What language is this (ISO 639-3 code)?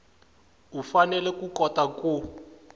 tso